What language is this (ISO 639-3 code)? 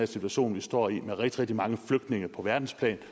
dan